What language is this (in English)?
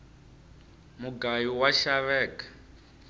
Tsonga